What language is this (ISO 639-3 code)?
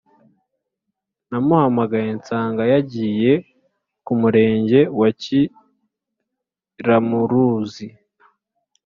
kin